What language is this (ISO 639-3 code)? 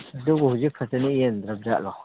mni